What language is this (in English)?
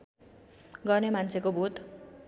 Nepali